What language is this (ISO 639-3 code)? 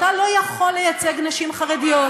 heb